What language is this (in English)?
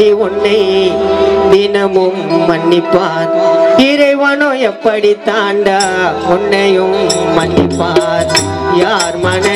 Hindi